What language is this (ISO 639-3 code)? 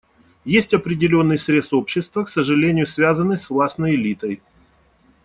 rus